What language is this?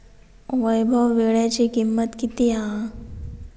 Marathi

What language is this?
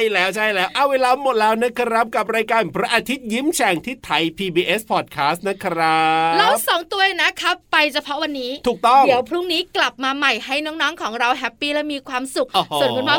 Thai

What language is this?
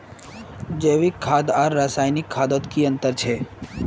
Magahi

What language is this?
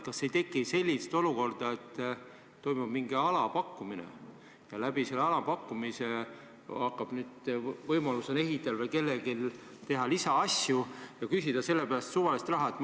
Estonian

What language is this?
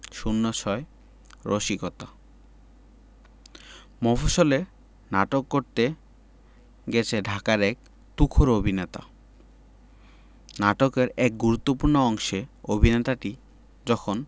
Bangla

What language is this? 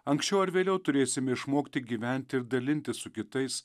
Lithuanian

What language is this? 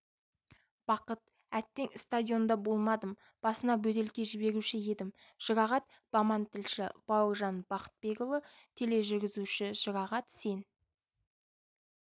Kazakh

